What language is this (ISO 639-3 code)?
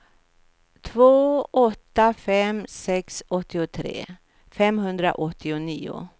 swe